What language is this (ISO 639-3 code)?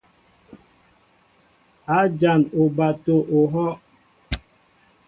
mbo